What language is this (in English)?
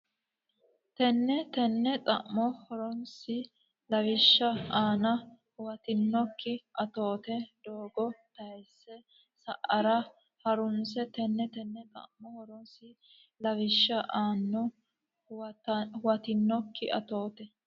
Sidamo